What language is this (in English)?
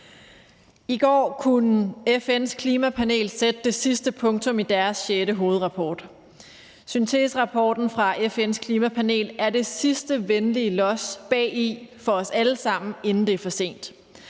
Danish